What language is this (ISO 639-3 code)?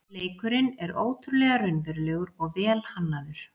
isl